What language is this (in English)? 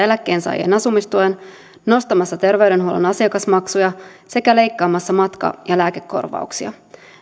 Finnish